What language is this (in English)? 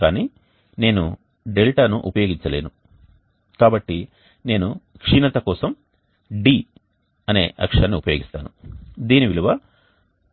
Telugu